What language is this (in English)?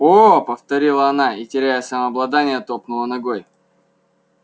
Russian